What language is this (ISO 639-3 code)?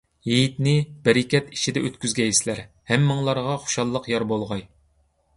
uig